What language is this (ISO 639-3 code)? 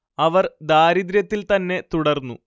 mal